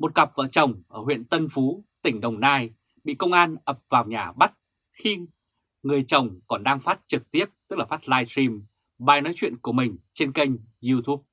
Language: Vietnamese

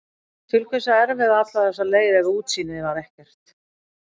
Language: Icelandic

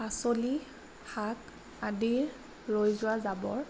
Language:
Assamese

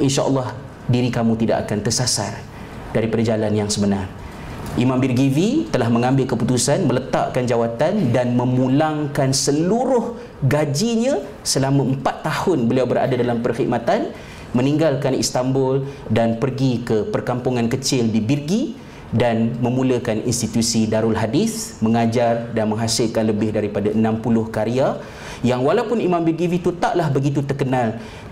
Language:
Malay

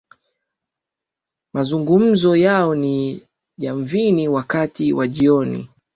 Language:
Swahili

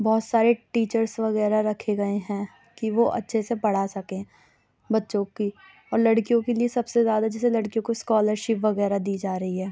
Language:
Urdu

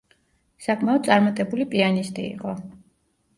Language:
Georgian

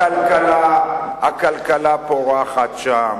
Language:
Hebrew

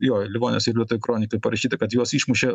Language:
Lithuanian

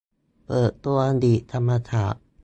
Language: Thai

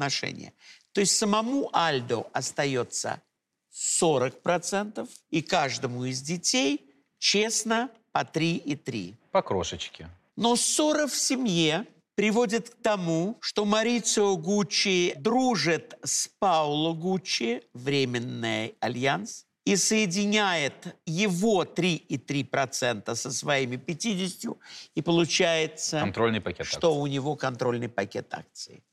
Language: Russian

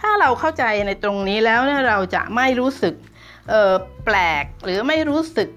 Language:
Thai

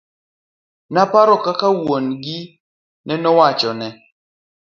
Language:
Luo (Kenya and Tanzania)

